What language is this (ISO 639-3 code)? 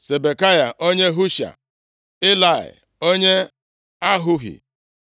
ibo